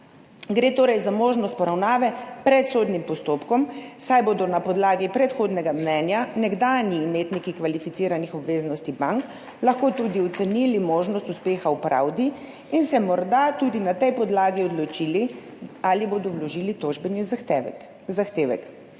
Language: Slovenian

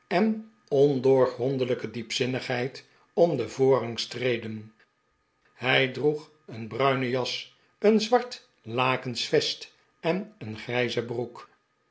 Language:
Dutch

